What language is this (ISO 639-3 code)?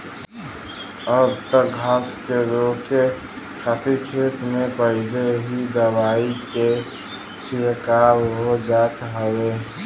bho